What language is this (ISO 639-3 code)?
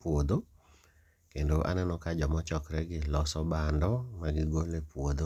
luo